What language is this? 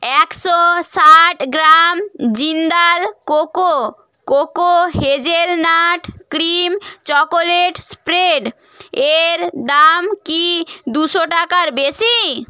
Bangla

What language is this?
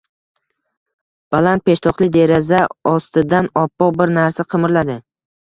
Uzbek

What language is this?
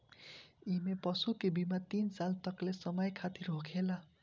Bhojpuri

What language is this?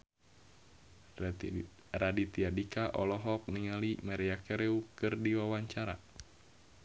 Sundanese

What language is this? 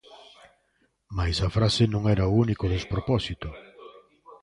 Galician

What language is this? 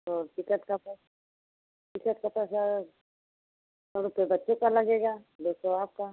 Hindi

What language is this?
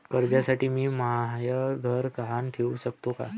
Marathi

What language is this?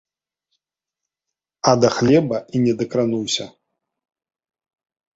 Belarusian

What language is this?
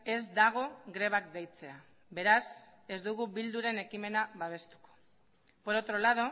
Basque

